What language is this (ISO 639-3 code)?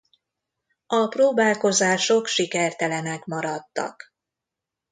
hun